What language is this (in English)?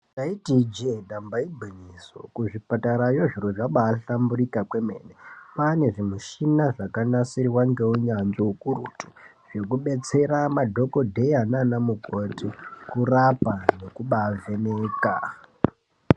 Ndau